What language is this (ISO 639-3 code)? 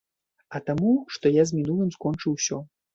bel